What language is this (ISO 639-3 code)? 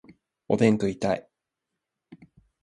jpn